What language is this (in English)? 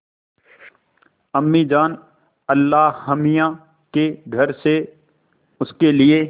Hindi